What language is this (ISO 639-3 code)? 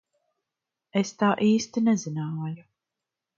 lav